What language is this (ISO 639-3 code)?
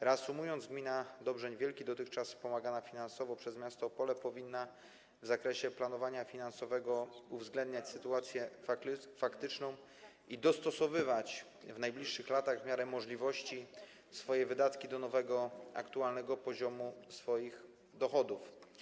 pol